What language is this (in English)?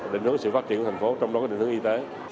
Vietnamese